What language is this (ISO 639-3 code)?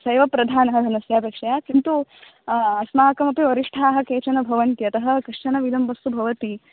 san